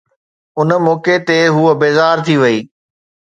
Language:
Sindhi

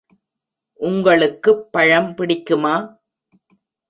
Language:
Tamil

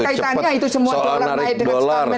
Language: Indonesian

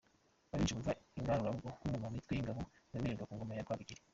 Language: Kinyarwanda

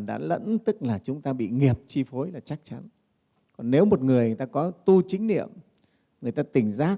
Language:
Vietnamese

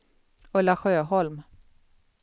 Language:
Swedish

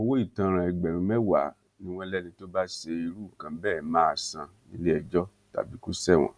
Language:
Yoruba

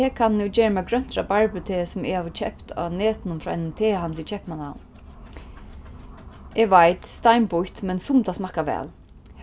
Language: Faroese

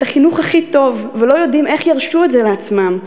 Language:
Hebrew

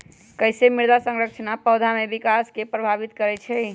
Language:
Magahi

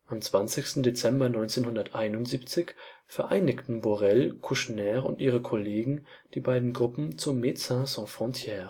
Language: German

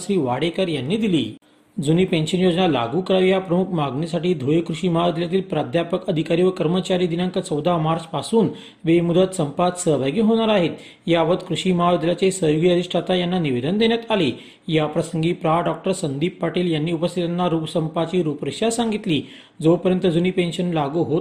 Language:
Marathi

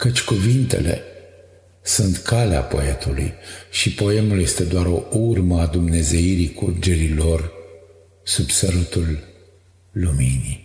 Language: Romanian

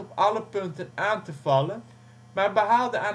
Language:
Dutch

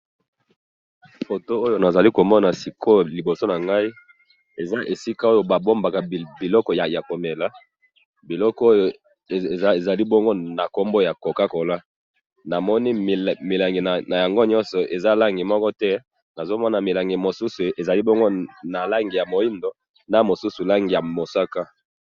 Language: Lingala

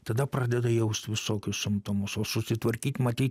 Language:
Lithuanian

